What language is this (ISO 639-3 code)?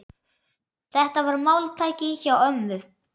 isl